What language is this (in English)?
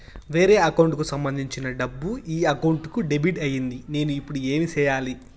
Telugu